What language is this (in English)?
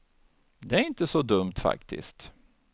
Swedish